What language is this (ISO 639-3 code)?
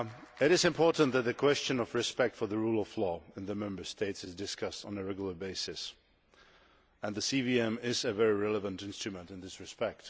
eng